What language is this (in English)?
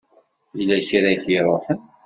Kabyle